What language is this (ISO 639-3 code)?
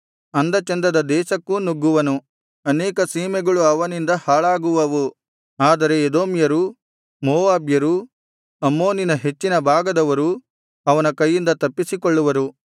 kan